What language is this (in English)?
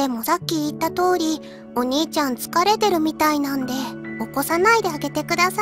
Japanese